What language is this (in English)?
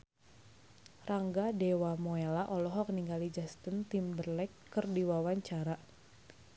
Sundanese